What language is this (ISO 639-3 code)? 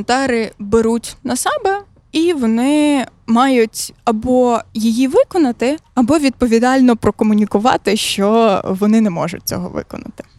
ukr